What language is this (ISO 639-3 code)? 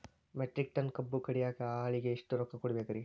kan